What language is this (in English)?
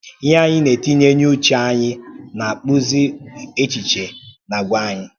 Igbo